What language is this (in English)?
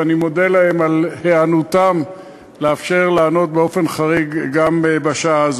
Hebrew